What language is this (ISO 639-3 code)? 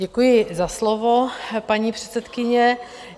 ces